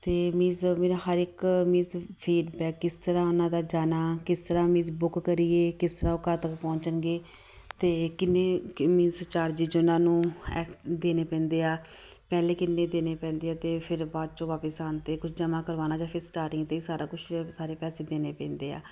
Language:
Punjabi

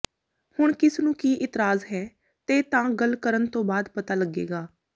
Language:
Punjabi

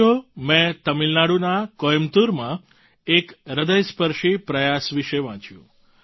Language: Gujarati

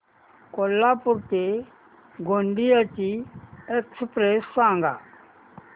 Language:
Marathi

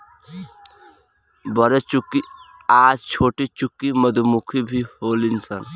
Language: Bhojpuri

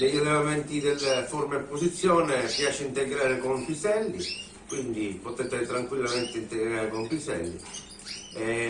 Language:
Italian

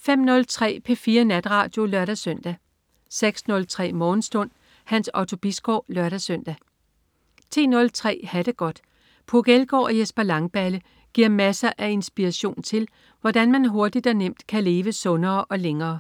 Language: Danish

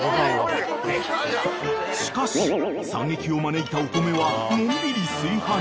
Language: Japanese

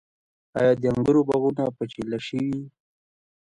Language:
Pashto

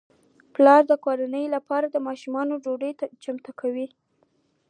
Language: Pashto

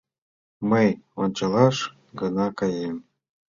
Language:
Mari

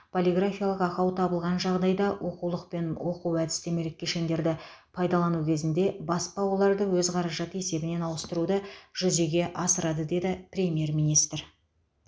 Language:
Kazakh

